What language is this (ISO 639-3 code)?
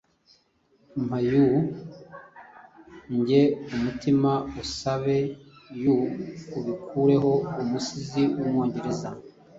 kin